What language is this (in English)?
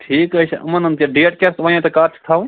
Kashmiri